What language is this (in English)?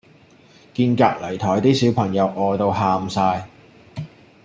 Cantonese